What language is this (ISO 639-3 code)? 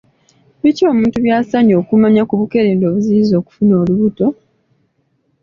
lug